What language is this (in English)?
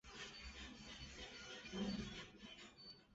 Chinese